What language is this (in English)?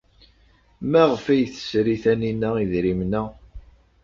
Kabyle